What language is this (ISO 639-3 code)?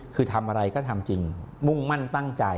tha